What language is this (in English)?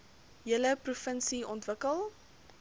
Afrikaans